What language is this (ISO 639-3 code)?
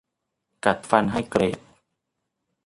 tha